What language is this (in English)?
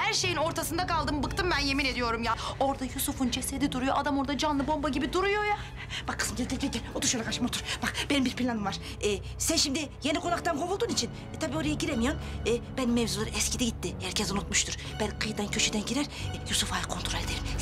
Turkish